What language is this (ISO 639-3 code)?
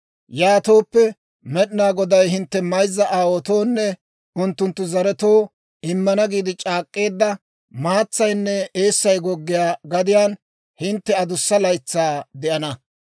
dwr